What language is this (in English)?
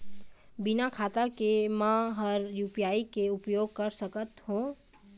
Chhattisgarhi